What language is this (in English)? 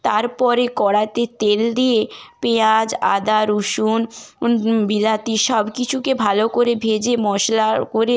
Bangla